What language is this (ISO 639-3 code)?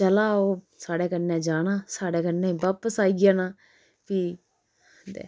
doi